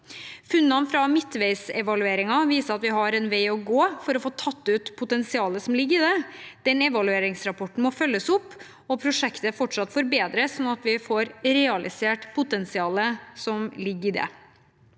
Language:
Norwegian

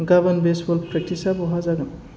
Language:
Bodo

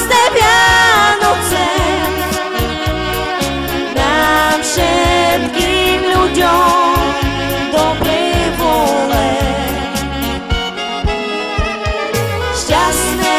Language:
Bulgarian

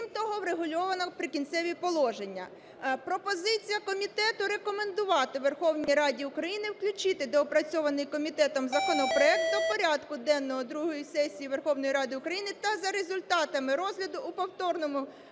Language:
Ukrainian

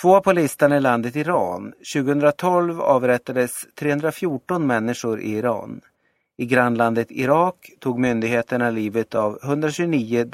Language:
Swedish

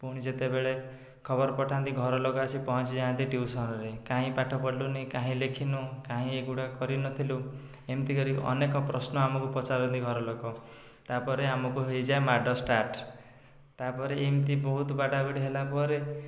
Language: Odia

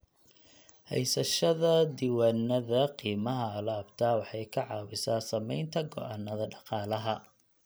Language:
Somali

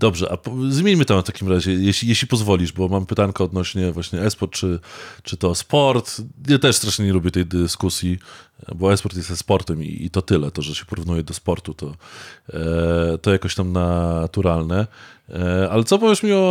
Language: Polish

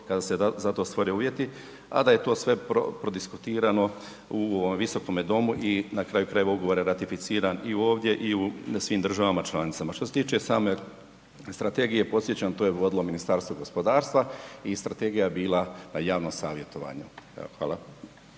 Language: Croatian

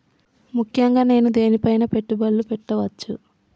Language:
Telugu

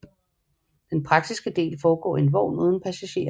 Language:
Danish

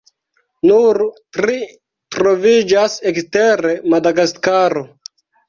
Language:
Esperanto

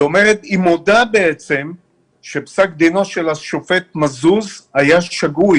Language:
Hebrew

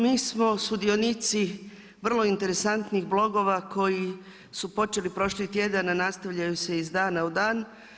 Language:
Croatian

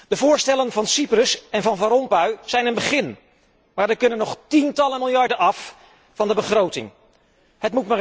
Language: Dutch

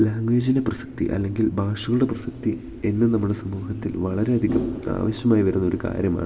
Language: Malayalam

